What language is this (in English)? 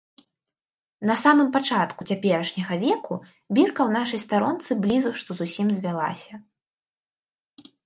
Belarusian